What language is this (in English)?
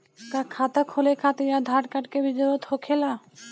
Bhojpuri